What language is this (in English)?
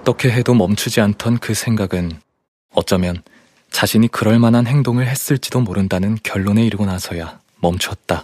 Korean